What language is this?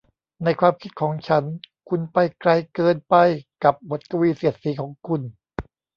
Thai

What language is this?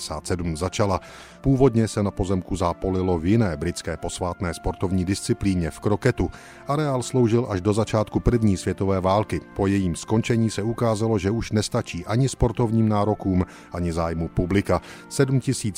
Czech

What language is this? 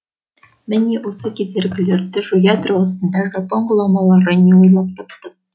Kazakh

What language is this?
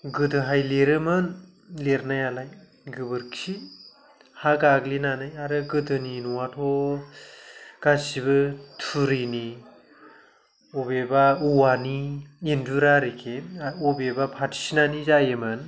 Bodo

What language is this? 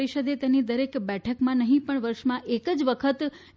Gujarati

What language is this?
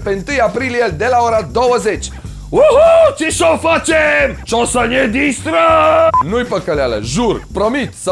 Romanian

